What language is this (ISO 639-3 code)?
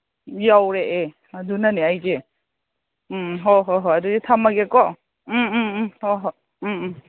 mni